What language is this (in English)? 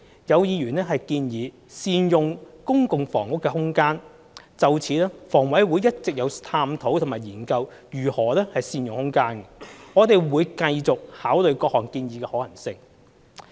Cantonese